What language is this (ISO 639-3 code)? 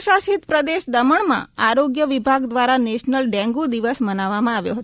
guj